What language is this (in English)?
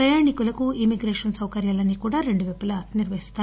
Telugu